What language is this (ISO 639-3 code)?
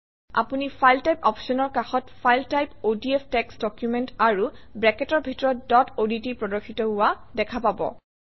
asm